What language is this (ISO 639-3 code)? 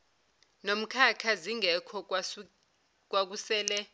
zul